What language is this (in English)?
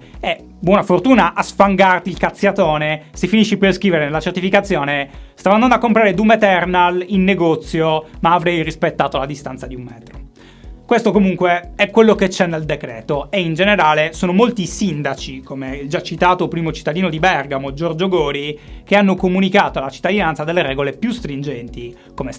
Italian